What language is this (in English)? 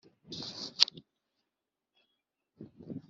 Kinyarwanda